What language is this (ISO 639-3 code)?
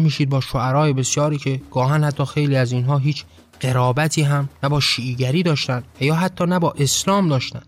fas